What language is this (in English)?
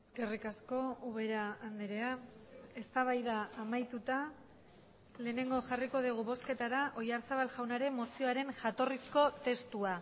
Basque